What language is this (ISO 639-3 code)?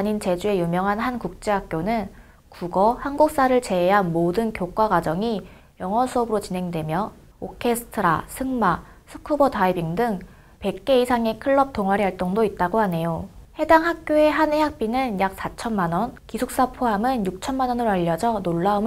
kor